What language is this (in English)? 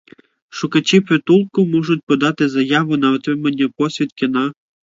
Ukrainian